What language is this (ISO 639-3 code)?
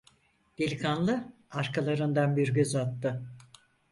tur